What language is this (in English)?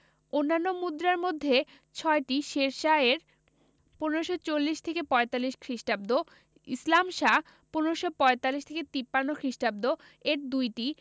Bangla